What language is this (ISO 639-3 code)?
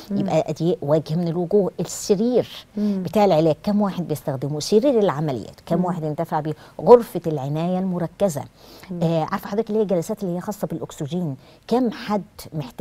ara